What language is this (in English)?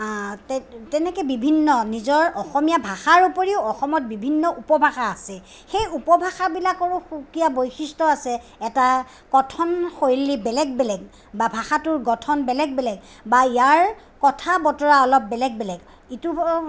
Assamese